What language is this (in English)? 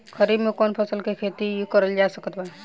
Bhojpuri